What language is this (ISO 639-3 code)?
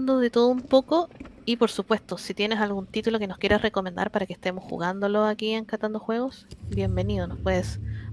spa